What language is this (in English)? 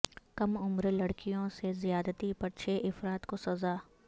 Urdu